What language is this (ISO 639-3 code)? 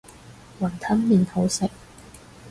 yue